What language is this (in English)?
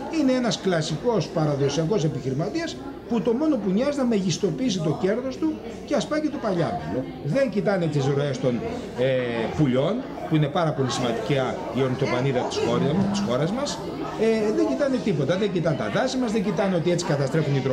Greek